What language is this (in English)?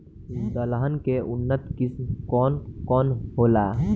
Bhojpuri